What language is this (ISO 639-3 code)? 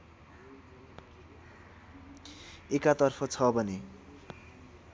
nep